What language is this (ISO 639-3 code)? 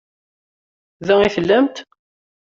kab